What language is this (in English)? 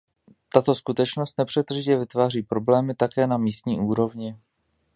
Czech